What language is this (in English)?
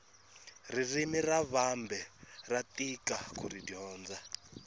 Tsonga